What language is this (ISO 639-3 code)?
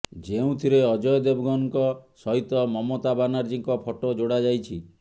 ori